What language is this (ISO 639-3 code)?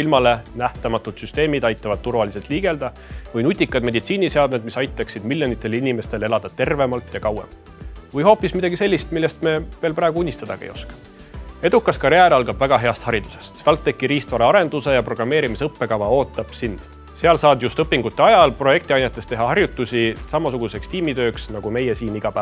est